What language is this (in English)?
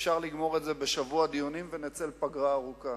Hebrew